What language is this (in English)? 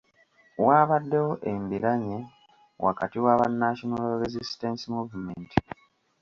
Ganda